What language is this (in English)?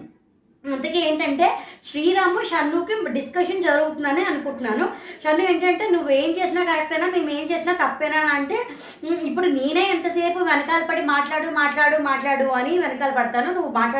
Telugu